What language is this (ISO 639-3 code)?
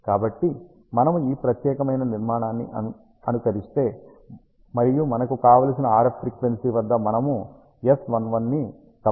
tel